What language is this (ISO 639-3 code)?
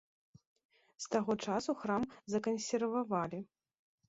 bel